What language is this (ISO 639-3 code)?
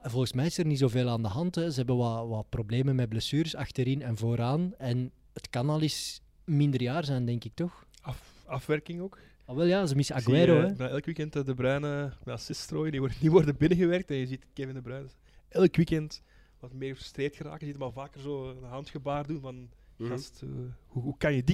nld